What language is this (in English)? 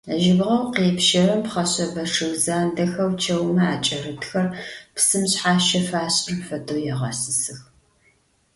Adyghe